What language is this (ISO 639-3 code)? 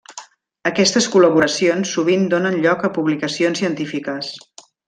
cat